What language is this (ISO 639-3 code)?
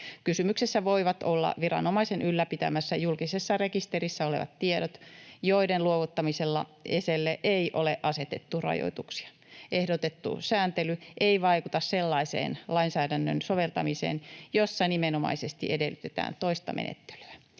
fin